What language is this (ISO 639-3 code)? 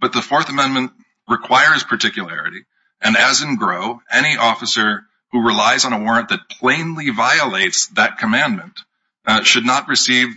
eng